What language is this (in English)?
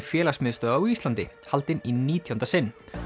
Icelandic